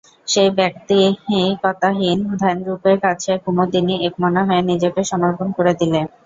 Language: Bangla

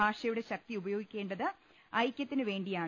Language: Malayalam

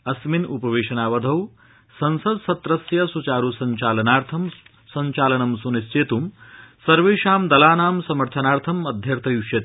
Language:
Sanskrit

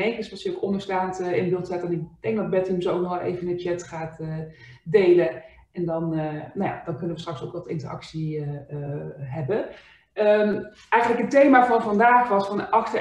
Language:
Dutch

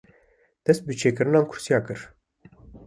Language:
Kurdish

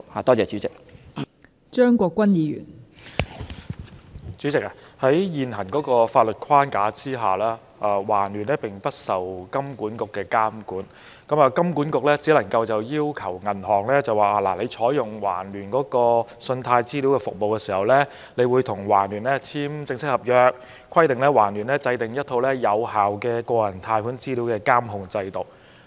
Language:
Cantonese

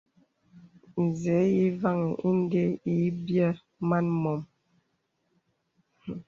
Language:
Bebele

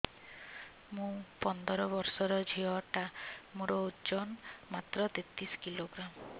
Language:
Odia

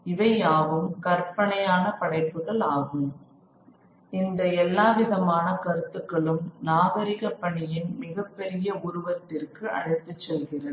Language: Tamil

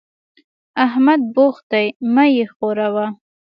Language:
Pashto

